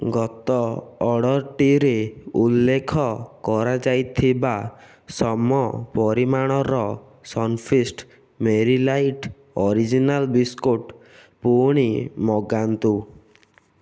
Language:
Odia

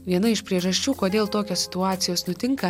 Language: Lithuanian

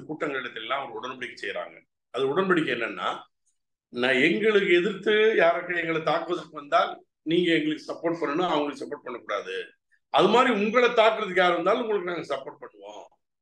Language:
Arabic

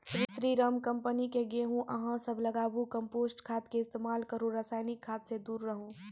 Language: Maithili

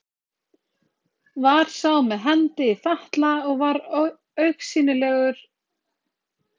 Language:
Icelandic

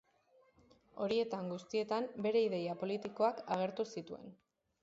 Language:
Basque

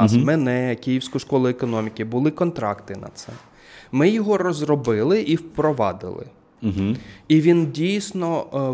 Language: Ukrainian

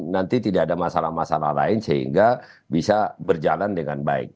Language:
Indonesian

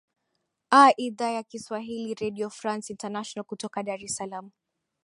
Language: Swahili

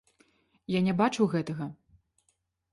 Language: Belarusian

